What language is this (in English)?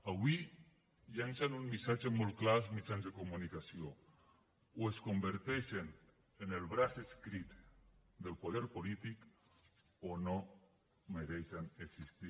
Catalan